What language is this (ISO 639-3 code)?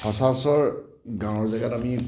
asm